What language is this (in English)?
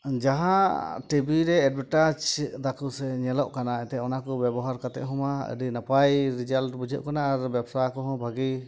Santali